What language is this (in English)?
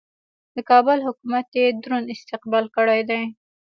Pashto